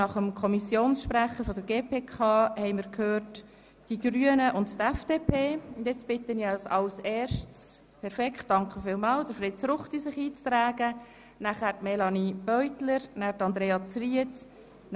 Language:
Swiss German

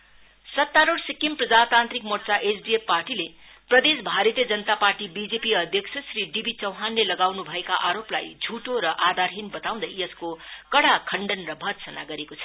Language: Nepali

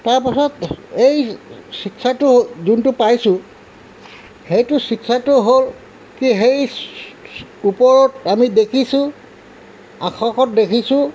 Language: Assamese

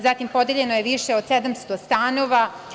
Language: Serbian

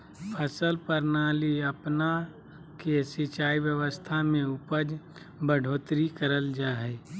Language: Magahi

